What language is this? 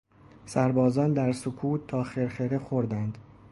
Persian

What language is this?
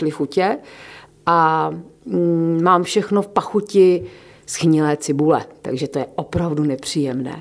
Czech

